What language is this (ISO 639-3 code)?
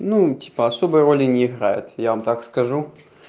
rus